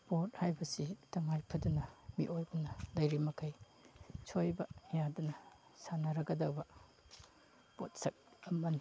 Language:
Manipuri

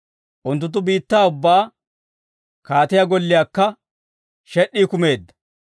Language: Dawro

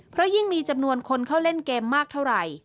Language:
Thai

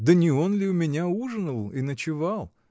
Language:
Russian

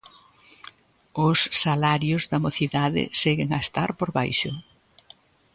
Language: Galician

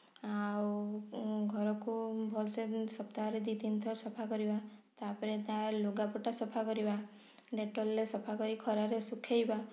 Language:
Odia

